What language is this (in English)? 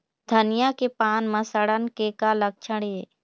Chhattisgarhi